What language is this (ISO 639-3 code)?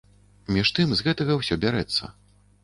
bel